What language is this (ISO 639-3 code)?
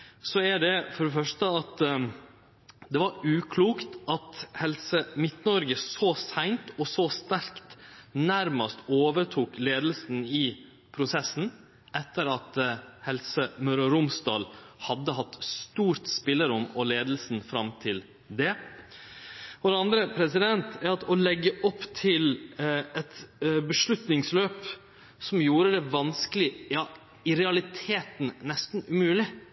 nno